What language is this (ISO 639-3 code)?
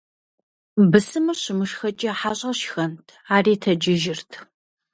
kbd